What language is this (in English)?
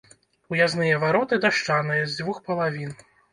Belarusian